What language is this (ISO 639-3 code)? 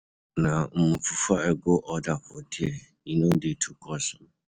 pcm